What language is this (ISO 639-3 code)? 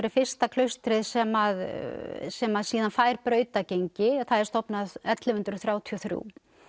isl